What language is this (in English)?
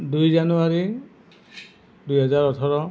Assamese